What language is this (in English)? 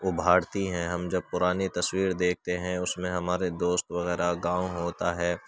Urdu